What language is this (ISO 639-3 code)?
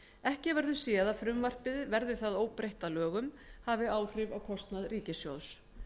isl